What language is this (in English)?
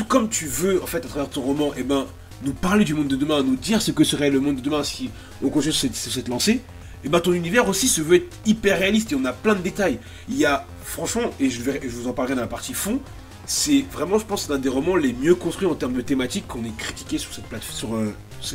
French